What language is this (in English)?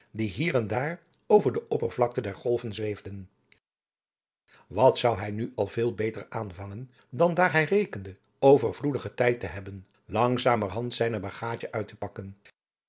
Dutch